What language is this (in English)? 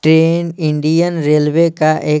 Hindi